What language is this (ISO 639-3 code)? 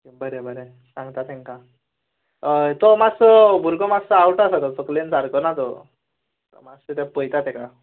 kok